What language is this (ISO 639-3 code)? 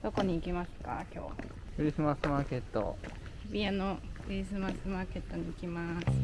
jpn